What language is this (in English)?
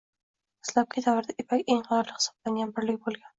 Uzbek